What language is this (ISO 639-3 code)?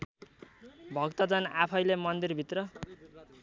nep